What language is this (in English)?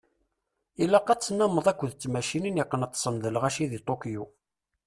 Kabyle